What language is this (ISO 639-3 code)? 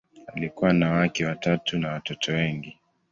swa